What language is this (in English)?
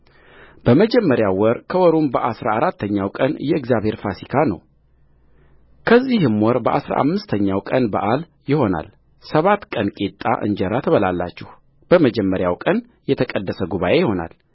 Amharic